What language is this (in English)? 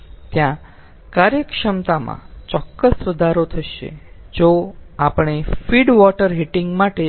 Gujarati